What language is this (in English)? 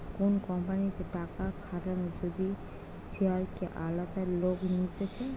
Bangla